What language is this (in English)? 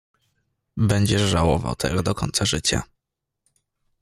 Polish